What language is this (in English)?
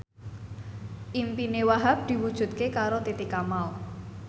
Javanese